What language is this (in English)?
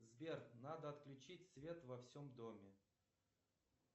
Russian